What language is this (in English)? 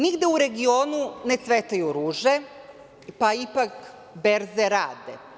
Serbian